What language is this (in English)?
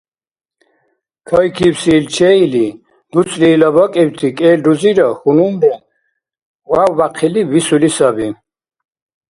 Dargwa